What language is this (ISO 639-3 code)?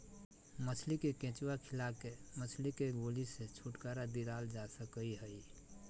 mag